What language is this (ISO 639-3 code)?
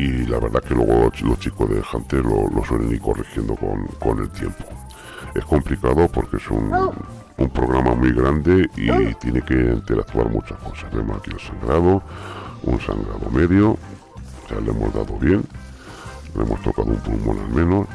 spa